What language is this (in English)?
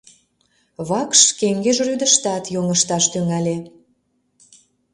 Mari